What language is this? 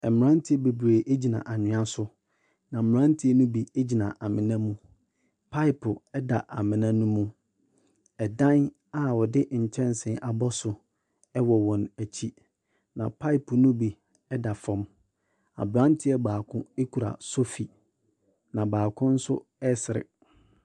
Akan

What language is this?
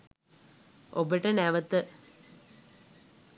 Sinhala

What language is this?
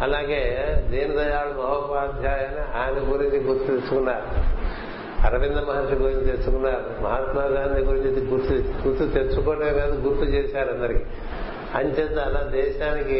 Telugu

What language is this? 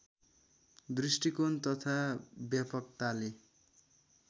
Nepali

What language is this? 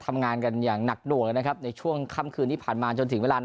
Thai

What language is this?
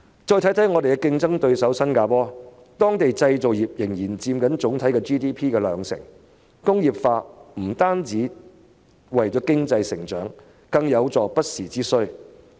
Cantonese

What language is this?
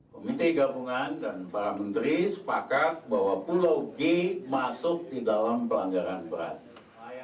Indonesian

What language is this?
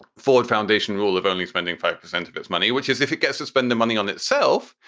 English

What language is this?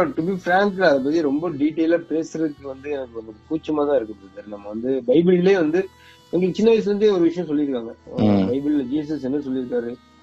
Tamil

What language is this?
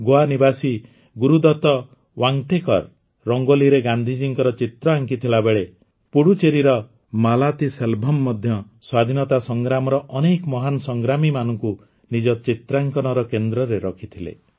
Odia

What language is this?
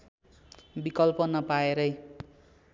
Nepali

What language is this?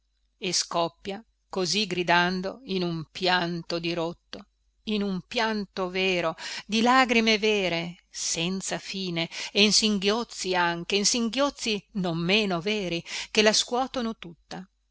Italian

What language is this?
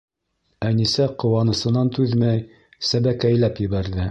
Bashkir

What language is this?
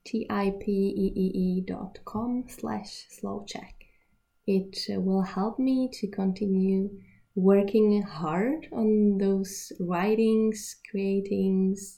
Czech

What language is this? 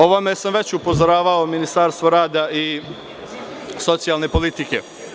Serbian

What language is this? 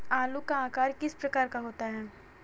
Hindi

